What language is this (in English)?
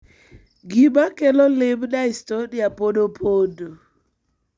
Luo (Kenya and Tanzania)